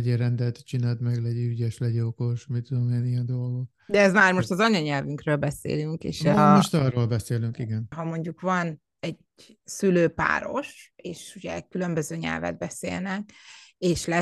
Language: Hungarian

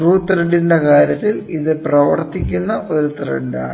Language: Malayalam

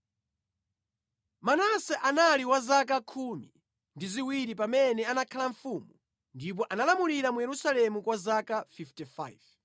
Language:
Nyanja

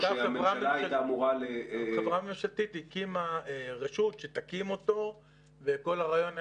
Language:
Hebrew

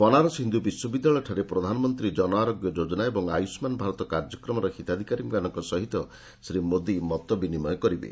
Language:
Odia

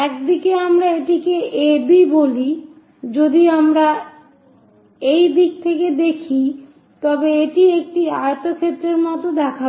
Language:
Bangla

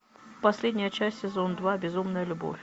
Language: Russian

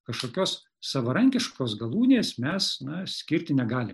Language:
Lithuanian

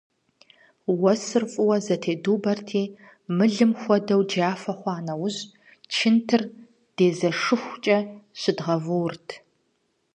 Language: Kabardian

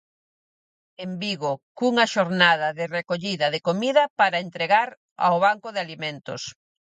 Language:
Galician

